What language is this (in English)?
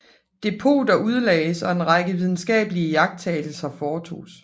Danish